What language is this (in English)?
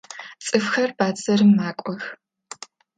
Adyghe